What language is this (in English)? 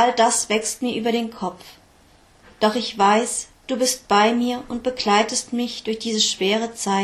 German